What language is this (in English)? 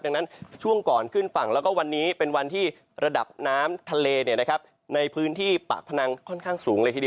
Thai